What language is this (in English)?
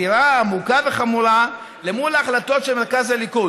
Hebrew